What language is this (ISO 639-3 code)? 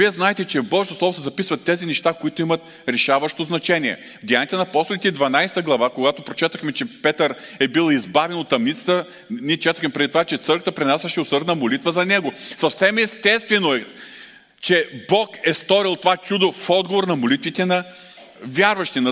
bul